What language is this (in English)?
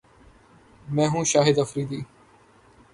Urdu